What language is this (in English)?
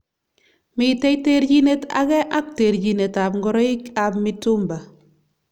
Kalenjin